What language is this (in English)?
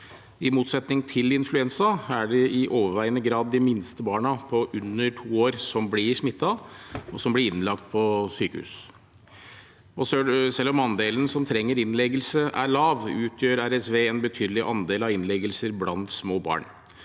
Norwegian